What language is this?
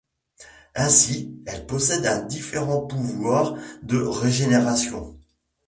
French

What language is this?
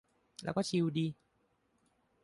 Thai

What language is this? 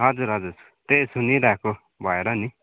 Nepali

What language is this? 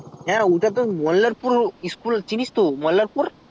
Bangla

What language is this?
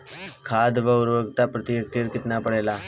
Bhojpuri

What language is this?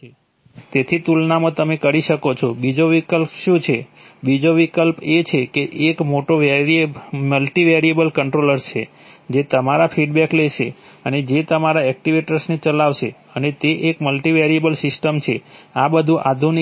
Gujarati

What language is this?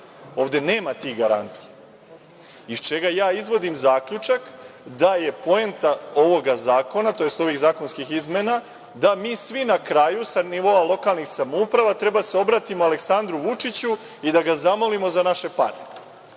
Serbian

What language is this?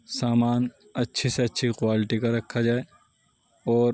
Urdu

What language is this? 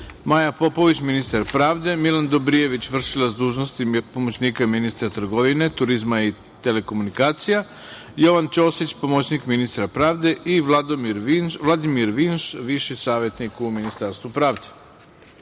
Serbian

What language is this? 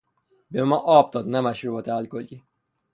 Persian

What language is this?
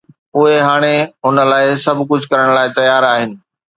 Sindhi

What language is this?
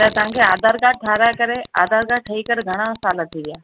Sindhi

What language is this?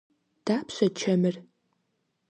Kabardian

